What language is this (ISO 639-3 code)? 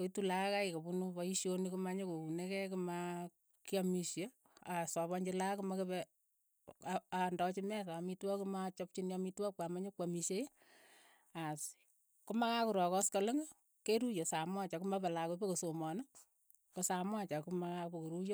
eyo